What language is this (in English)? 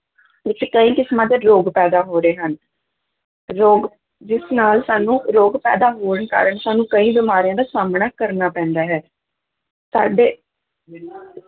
Punjabi